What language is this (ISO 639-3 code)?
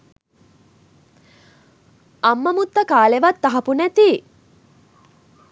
sin